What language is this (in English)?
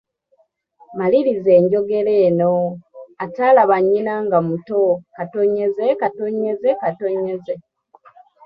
Ganda